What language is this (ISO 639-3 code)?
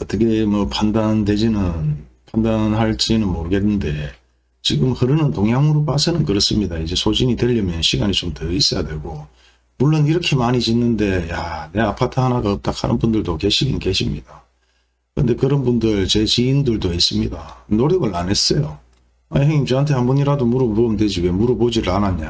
kor